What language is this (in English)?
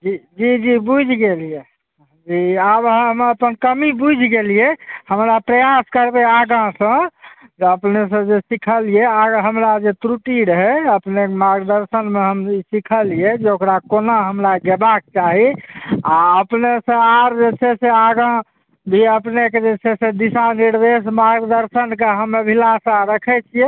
Maithili